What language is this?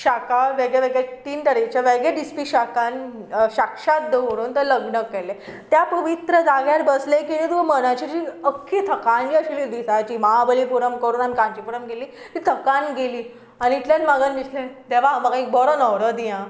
Konkani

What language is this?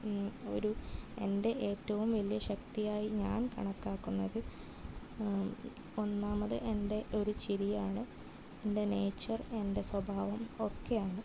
Malayalam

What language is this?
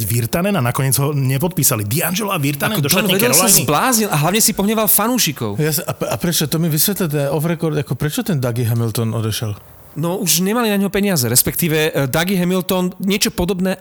Slovak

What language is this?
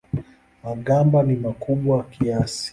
Swahili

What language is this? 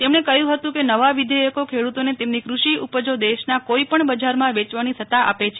Gujarati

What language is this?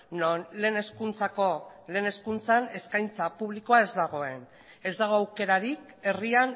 Basque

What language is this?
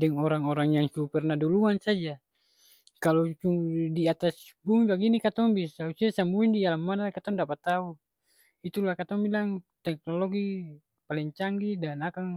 Ambonese Malay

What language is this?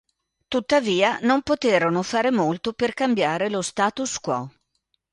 Italian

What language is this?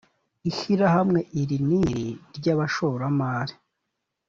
Kinyarwanda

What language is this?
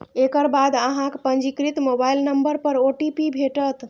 Maithili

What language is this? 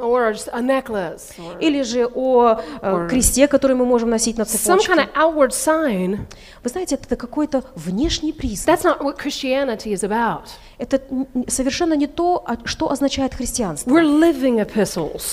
Russian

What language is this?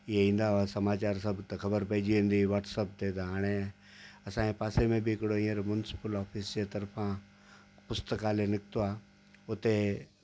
Sindhi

